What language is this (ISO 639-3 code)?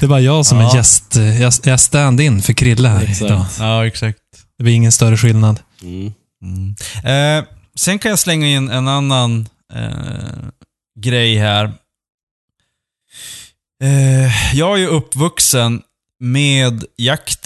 swe